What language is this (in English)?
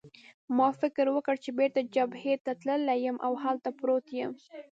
Pashto